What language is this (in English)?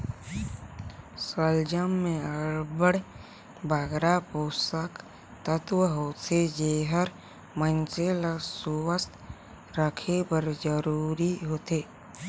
Chhattisgarhi